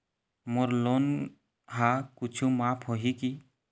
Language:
Chhattisgarhi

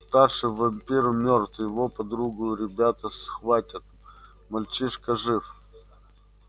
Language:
Russian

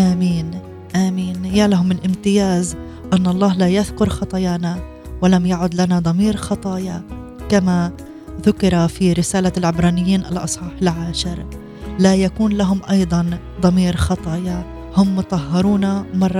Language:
Arabic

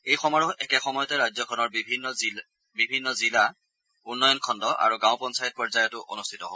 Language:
Assamese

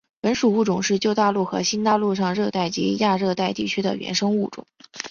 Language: Chinese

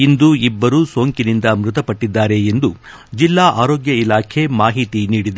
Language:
Kannada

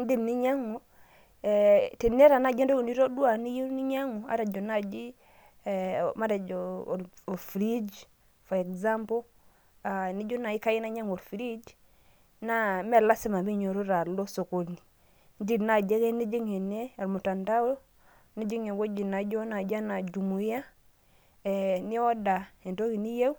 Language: Masai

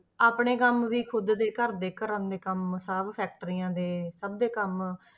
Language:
Punjabi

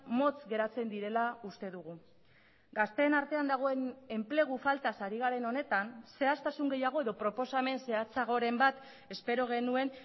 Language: Basque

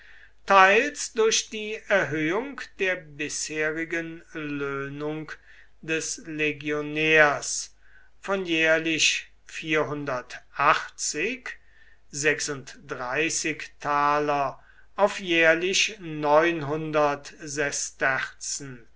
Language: German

